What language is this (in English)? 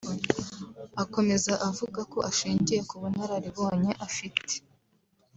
Kinyarwanda